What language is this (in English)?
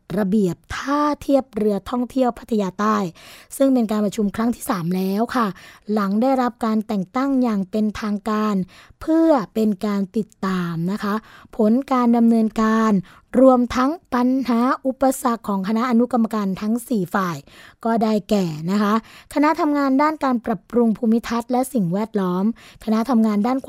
Thai